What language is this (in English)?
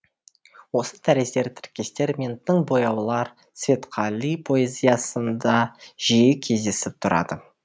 Kazakh